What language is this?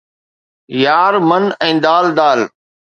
Sindhi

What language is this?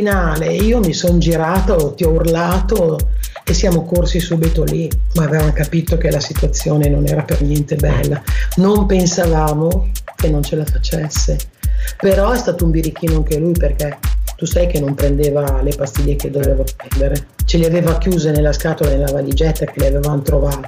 Italian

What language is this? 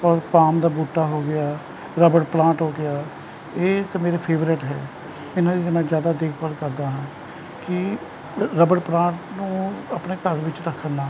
Punjabi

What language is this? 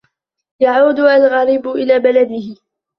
Arabic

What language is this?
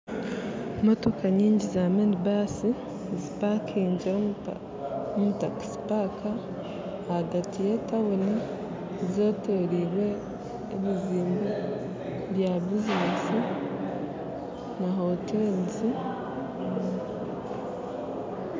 Nyankole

